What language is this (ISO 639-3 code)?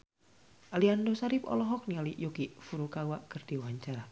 sun